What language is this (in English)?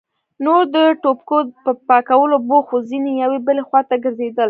Pashto